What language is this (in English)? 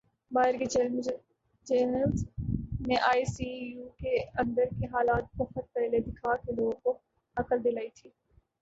Urdu